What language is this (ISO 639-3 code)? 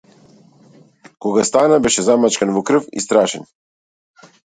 mkd